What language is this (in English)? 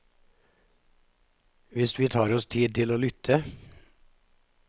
Norwegian